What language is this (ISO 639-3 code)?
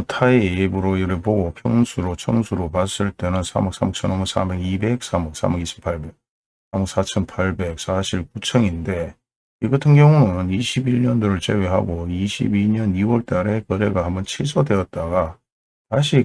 kor